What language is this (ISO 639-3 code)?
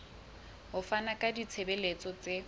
sot